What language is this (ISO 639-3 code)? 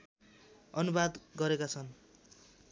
nep